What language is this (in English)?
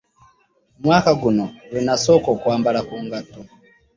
Ganda